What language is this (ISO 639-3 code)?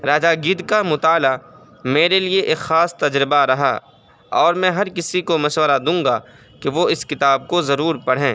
urd